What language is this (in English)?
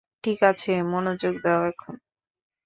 Bangla